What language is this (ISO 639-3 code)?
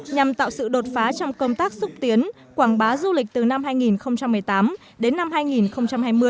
vie